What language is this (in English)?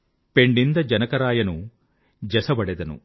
Telugu